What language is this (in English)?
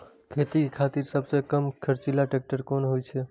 Maithili